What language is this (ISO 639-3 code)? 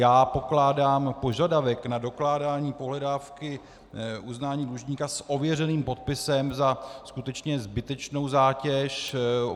ces